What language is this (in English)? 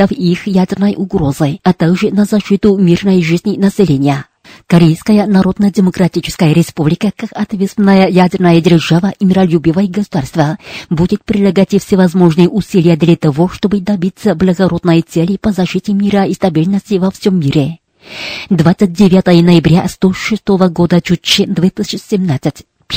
Russian